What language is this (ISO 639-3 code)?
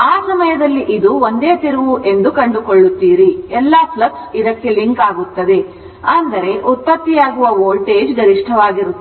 kan